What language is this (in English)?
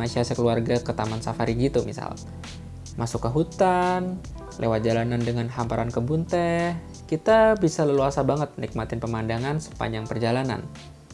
Indonesian